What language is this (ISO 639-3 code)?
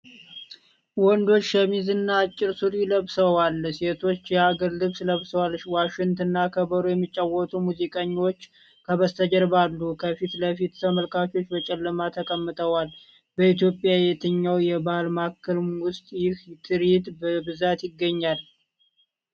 amh